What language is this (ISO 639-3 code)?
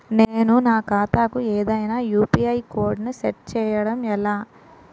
tel